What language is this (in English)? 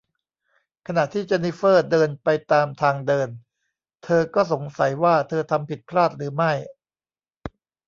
Thai